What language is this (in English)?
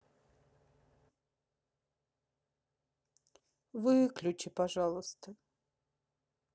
Russian